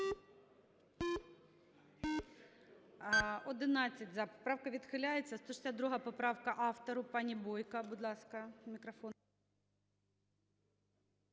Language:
Ukrainian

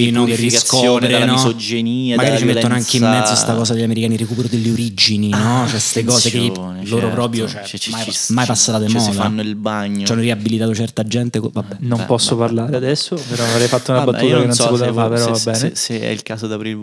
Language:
Italian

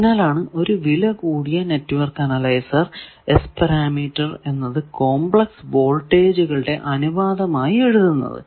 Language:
Malayalam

